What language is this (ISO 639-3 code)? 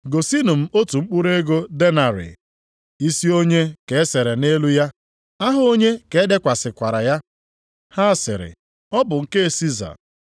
ibo